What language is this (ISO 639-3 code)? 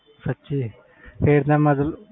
pan